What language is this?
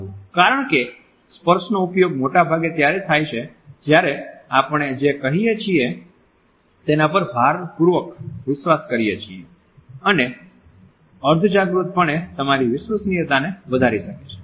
Gujarati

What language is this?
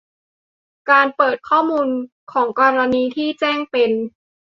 Thai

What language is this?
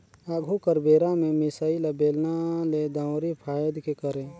Chhattisgarhi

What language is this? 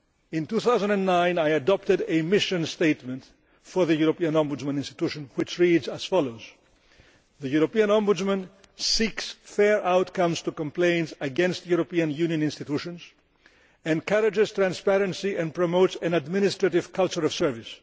English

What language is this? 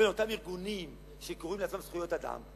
Hebrew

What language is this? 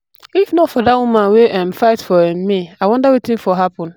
Nigerian Pidgin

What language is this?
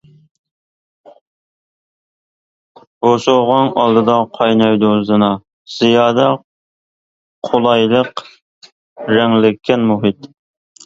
Uyghur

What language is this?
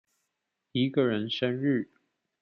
Chinese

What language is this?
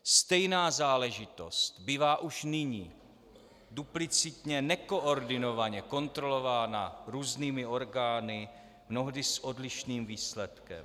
Czech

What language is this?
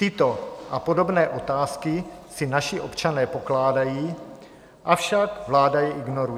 Czech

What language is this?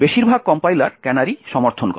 Bangla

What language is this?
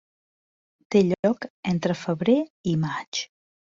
Catalan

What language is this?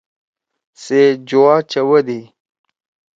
Torwali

